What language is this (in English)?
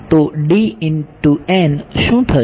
Gujarati